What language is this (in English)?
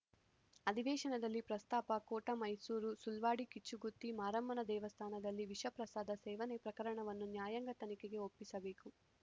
Kannada